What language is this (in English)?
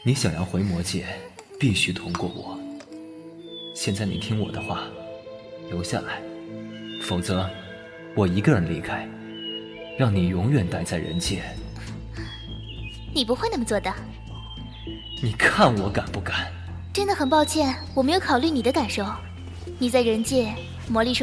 Chinese